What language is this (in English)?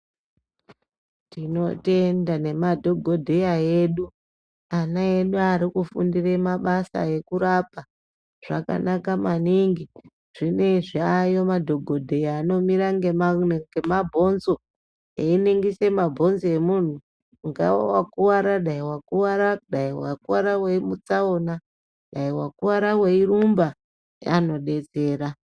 Ndau